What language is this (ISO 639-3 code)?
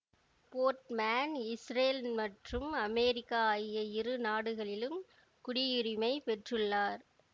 tam